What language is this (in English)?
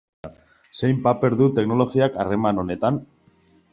Basque